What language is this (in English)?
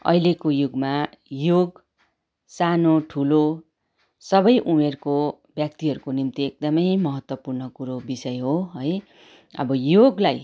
Nepali